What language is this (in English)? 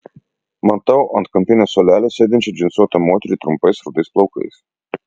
Lithuanian